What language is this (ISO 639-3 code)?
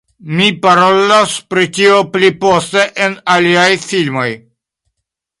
epo